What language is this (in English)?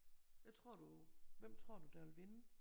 Danish